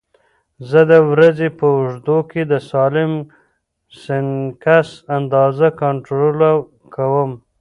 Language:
Pashto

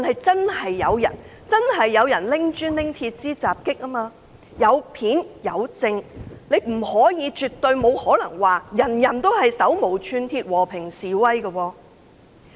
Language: Cantonese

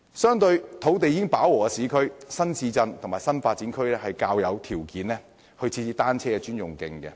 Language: Cantonese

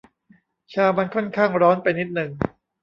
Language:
Thai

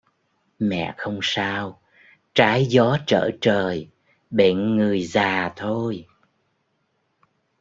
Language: Vietnamese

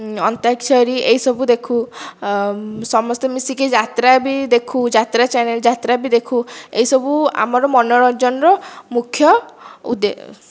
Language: Odia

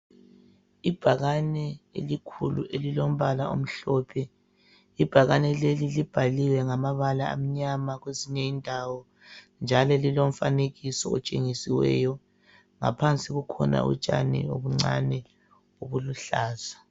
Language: North Ndebele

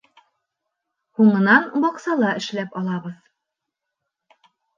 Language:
Bashkir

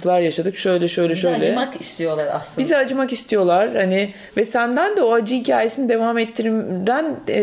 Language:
Turkish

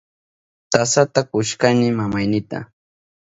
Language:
Southern Pastaza Quechua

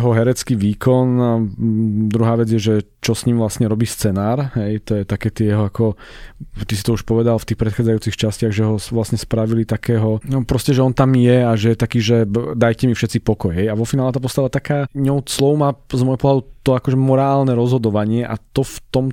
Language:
Slovak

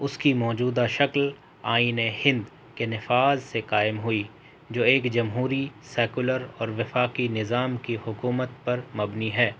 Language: Urdu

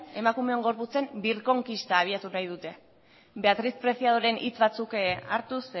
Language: Basque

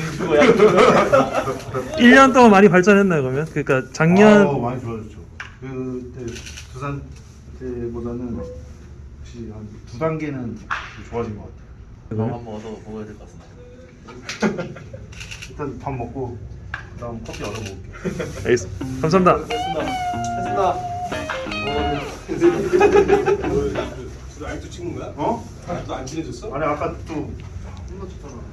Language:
Korean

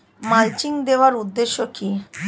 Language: Bangla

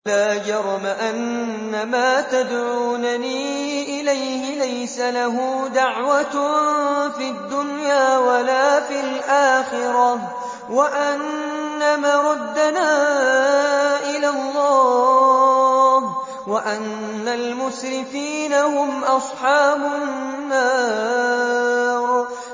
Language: Arabic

